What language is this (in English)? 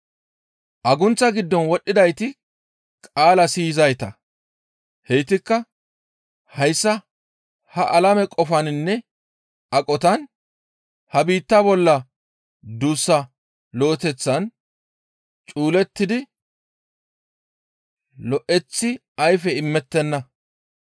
Gamo